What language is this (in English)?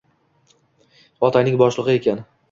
Uzbek